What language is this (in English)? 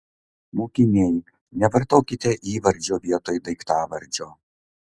Lithuanian